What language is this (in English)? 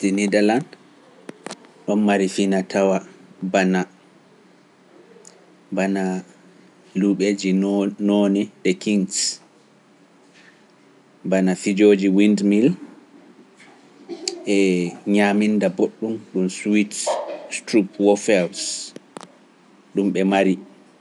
Pular